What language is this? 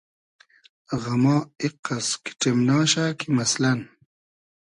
Hazaragi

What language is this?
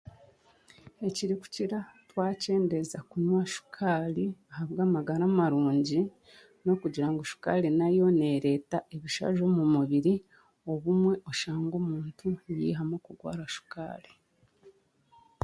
Chiga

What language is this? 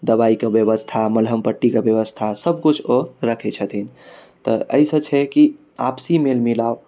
Maithili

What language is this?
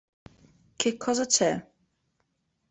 Italian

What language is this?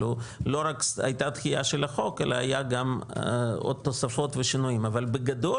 Hebrew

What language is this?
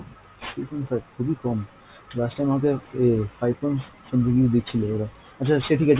Bangla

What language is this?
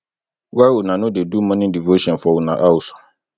Nigerian Pidgin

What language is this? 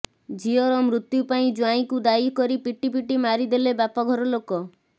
Odia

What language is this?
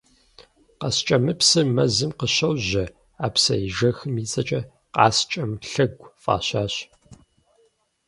Kabardian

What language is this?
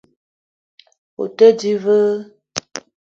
Eton (Cameroon)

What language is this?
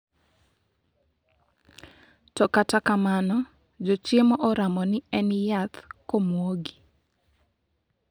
Luo (Kenya and Tanzania)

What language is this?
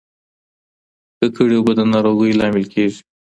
Pashto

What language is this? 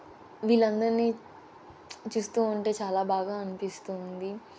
Telugu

